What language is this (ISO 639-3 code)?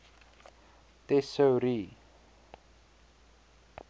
afr